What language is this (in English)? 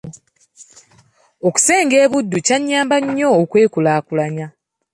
Ganda